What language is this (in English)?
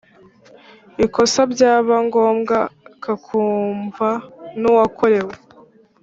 Kinyarwanda